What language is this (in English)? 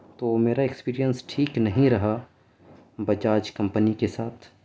Urdu